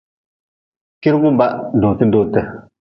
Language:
Nawdm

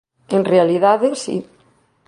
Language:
Galician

